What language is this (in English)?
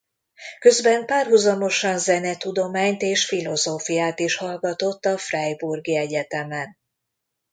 Hungarian